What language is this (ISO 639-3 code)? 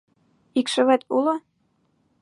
chm